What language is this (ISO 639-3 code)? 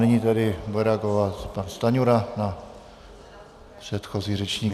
ces